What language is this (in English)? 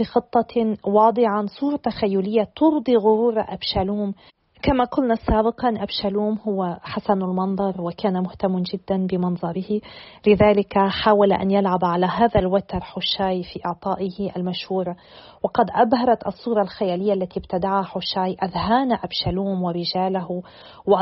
Arabic